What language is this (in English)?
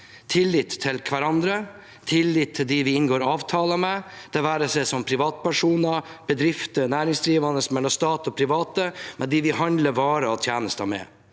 Norwegian